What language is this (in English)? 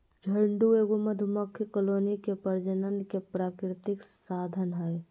Magahi